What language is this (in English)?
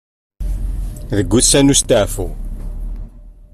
Kabyle